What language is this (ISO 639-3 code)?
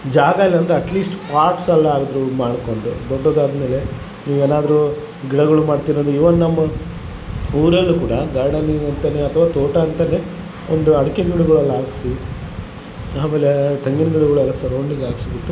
kan